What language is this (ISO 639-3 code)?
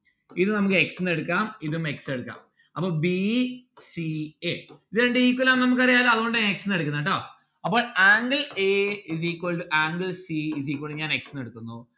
mal